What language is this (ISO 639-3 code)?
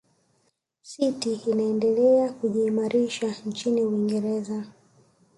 swa